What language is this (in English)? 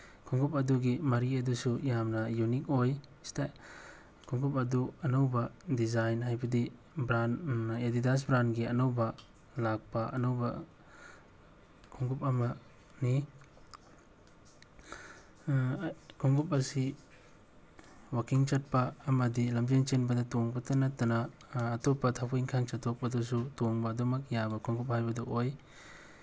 Manipuri